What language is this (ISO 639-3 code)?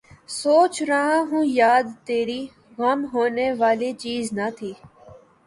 urd